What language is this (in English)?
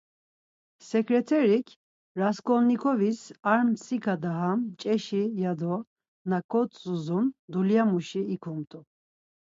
Laz